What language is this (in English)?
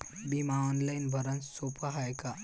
Marathi